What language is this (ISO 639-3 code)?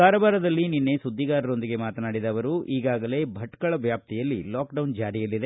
kan